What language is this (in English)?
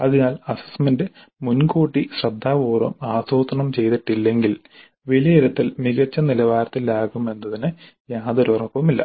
Malayalam